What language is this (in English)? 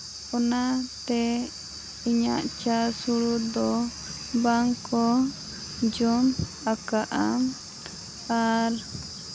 Santali